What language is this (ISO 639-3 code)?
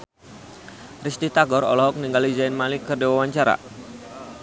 sun